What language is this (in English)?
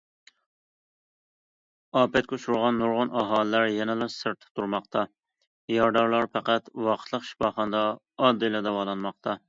Uyghur